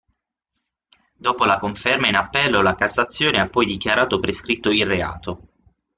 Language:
Italian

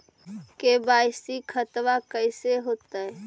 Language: Magahi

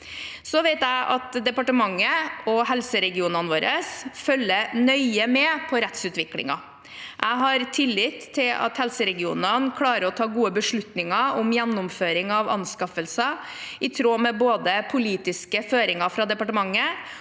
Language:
Norwegian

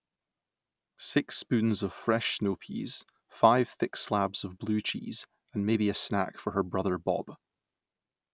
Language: English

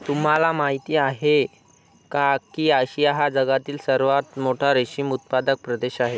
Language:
Marathi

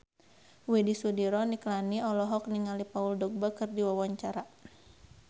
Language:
Sundanese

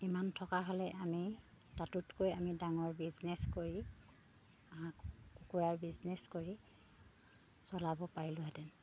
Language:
Assamese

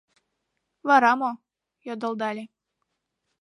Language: Mari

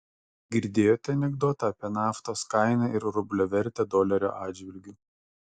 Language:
Lithuanian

